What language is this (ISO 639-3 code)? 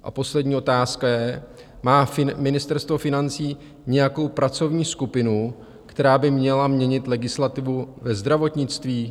ces